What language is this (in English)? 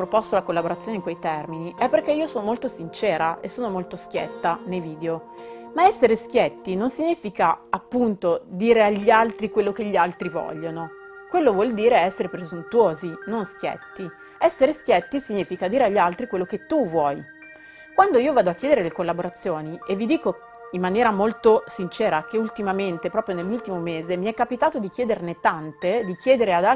Italian